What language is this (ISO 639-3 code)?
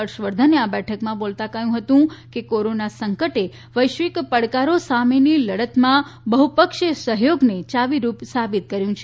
guj